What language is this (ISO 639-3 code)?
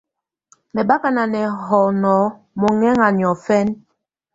tvu